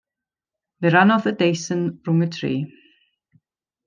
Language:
Welsh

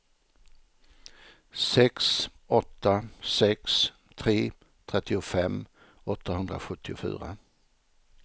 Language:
Swedish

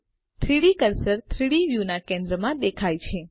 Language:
Gujarati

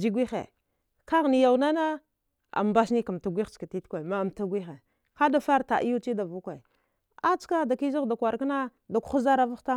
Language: Dghwede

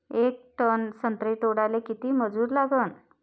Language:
Marathi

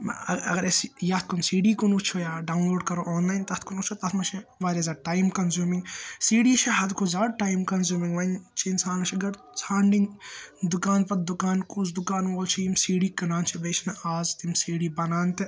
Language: Kashmiri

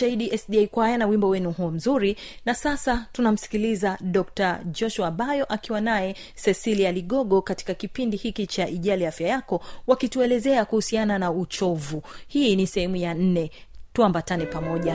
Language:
Swahili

